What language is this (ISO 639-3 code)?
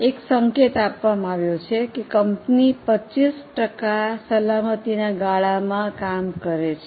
guj